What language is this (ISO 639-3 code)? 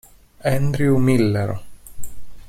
ita